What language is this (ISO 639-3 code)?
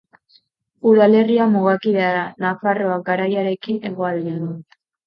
eus